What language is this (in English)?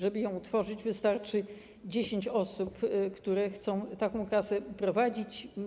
Polish